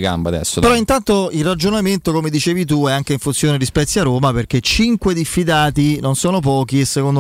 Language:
Italian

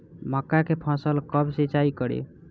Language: Bhojpuri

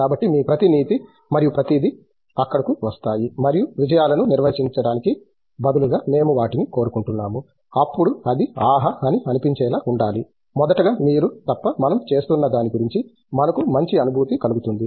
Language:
Telugu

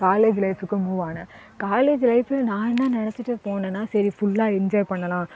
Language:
Tamil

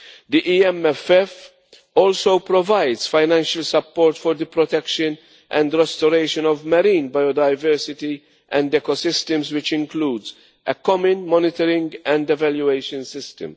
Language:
English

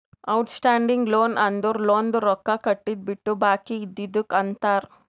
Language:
Kannada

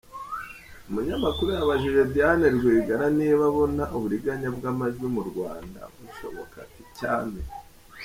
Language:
Kinyarwanda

